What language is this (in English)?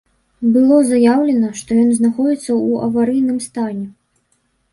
Belarusian